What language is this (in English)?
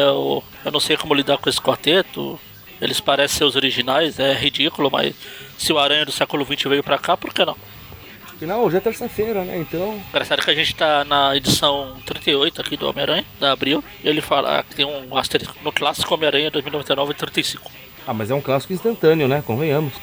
Portuguese